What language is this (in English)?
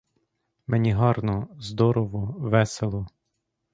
Ukrainian